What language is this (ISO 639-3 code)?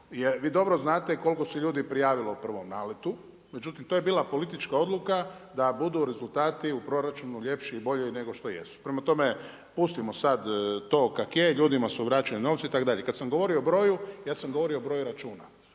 hrv